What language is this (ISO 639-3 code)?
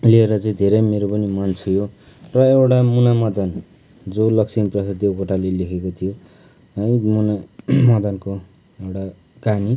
nep